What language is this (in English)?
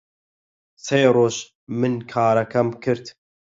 Central Kurdish